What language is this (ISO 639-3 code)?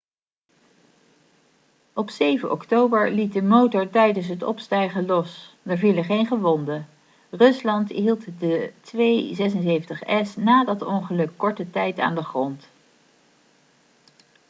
nld